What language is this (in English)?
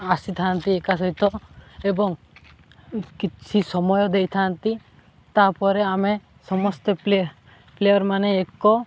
Odia